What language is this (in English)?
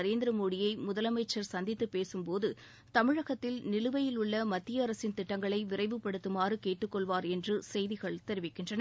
Tamil